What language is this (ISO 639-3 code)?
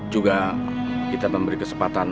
ind